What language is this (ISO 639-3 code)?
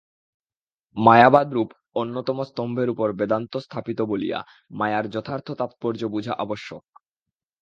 ben